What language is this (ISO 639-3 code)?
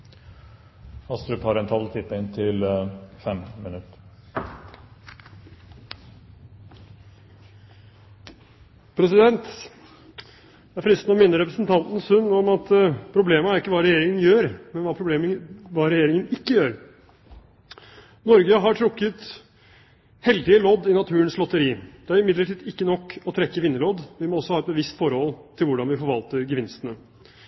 nob